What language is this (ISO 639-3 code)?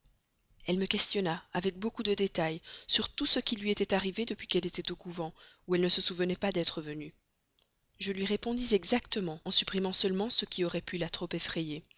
fra